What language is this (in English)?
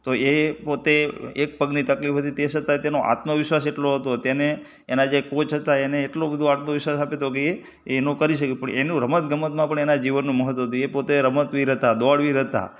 Gujarati